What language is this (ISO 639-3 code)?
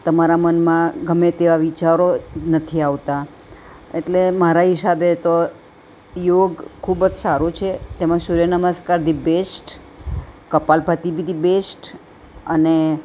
guj